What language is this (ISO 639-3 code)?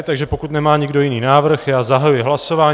ces